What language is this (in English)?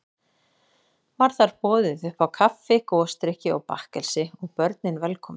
Icelandic